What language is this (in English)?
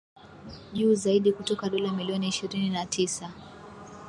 Swahili